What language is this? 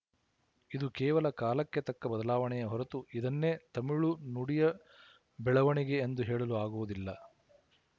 Kannada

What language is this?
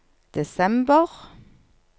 Norwegian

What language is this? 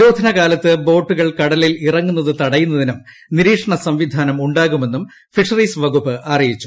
Malayalam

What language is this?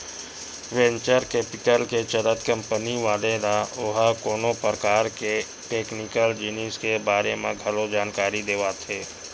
Chhattisgarhi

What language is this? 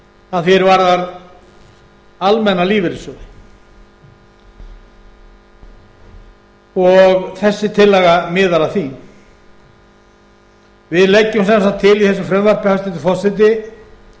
Icelandic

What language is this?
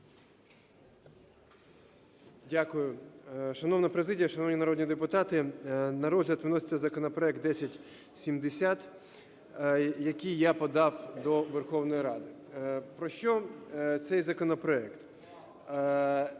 Ukrainian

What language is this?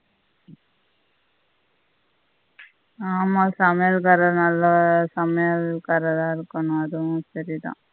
Tamil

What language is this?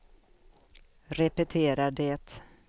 Swedish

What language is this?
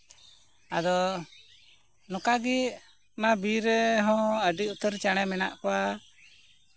Santali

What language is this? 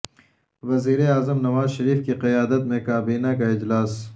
Urdu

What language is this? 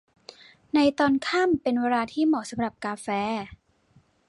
Thai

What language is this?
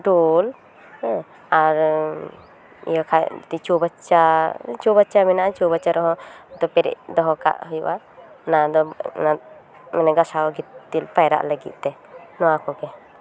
Santali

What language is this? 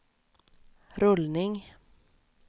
Swedish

